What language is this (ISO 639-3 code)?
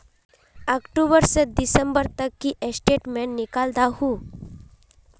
mag